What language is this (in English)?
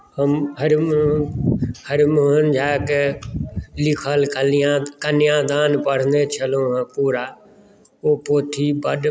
Maithili